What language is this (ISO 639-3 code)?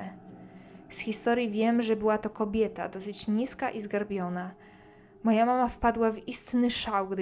pol